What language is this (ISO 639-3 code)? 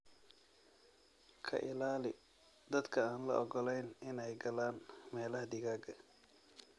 som